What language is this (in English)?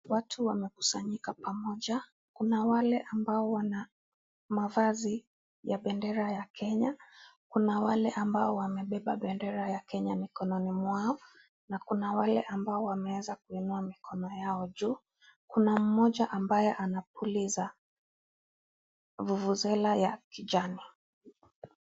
Swahili